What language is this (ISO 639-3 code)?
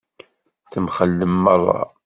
kab